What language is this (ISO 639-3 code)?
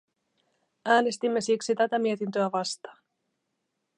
fin